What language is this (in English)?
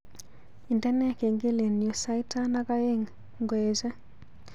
Kalenjin